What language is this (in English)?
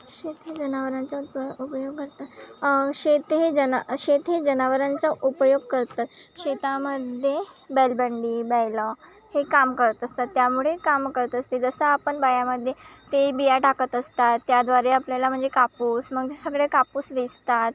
Marathi